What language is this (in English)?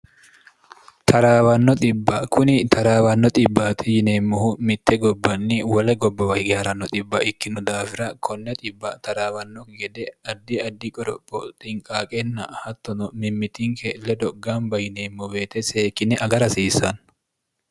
Sidamo